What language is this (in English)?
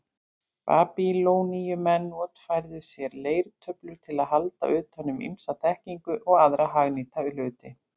Icelandic